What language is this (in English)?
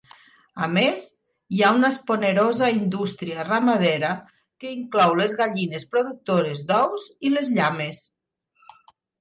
Catalan